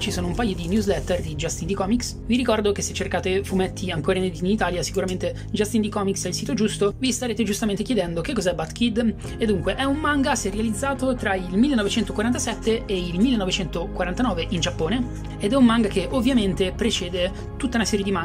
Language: Italian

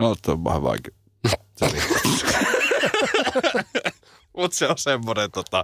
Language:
Finnish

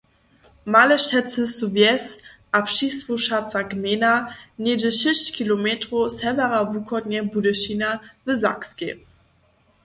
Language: Upper Sorbian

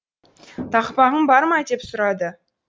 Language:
Kazakh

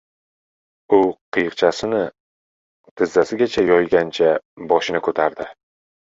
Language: Uzbek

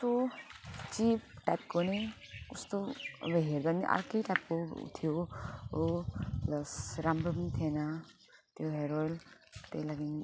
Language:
Nepali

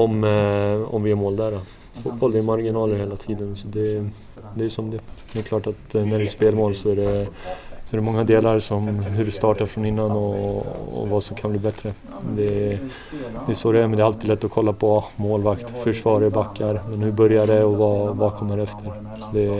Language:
Swedish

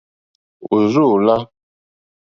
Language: Mokpwe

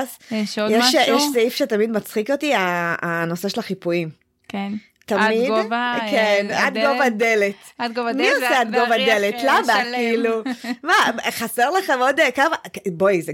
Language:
Hebrew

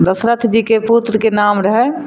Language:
Maithili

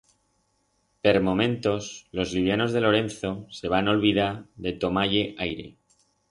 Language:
Aragonese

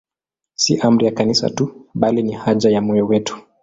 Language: Swahili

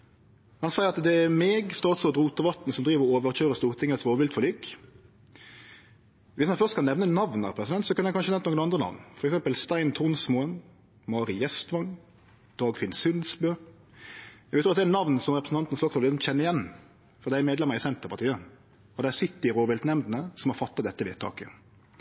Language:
Norwegian Nynorsk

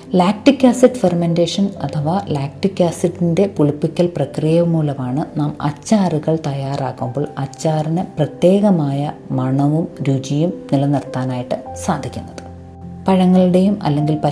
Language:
Malayalam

